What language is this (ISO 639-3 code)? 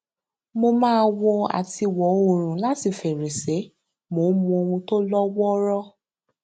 yor